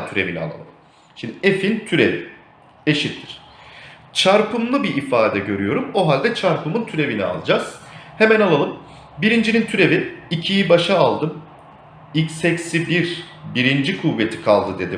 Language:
Turkish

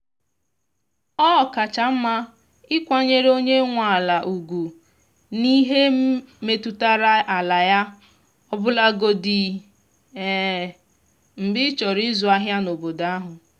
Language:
Igbo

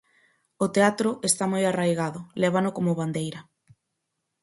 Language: Galician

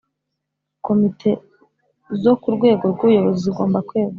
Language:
Kinyarwanda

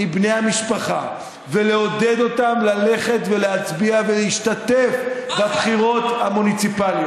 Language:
Hebrew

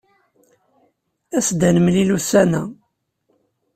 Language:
Kabyle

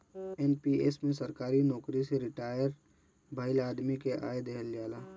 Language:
Bhojpuri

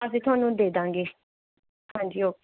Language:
Punjabi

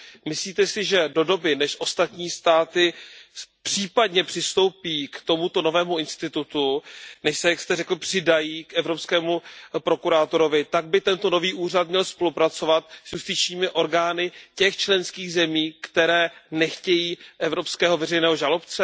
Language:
Czech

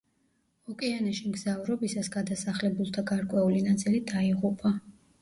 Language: Georgian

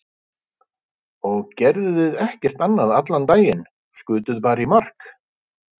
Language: Icelandic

